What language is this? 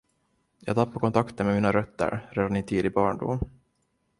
Swedish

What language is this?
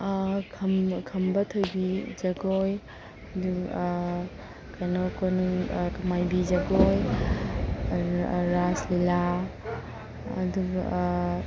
Manipuri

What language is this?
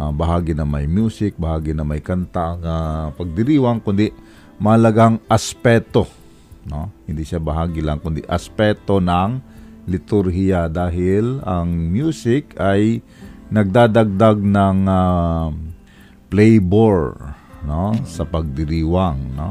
Filipino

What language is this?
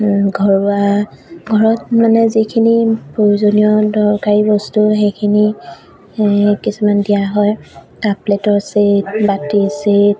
Assamese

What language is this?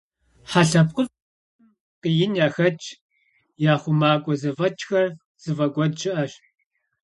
Kabardian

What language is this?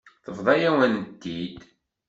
Kabyle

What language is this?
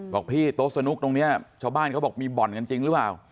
Thai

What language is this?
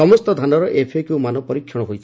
Odia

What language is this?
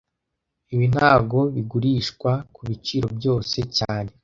Kinyarwanda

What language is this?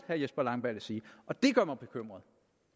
Danish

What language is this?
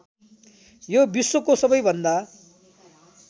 Nepali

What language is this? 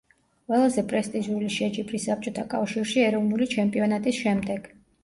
Georgian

